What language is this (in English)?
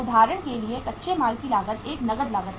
Hindi